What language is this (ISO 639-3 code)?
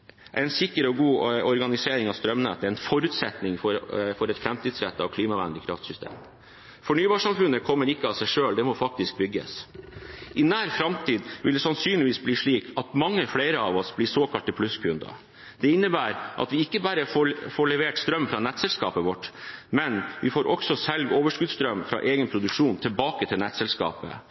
nob